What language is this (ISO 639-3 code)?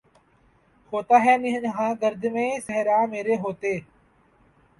urd